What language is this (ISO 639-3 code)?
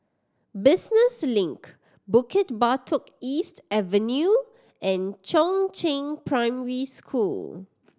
eng